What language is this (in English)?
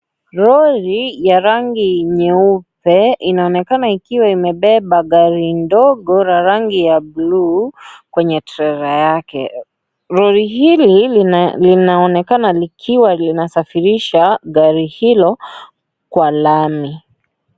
Swahili